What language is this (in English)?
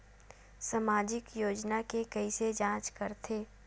Chhattisgarhi